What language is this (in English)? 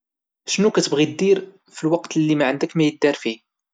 Moroccan Arabic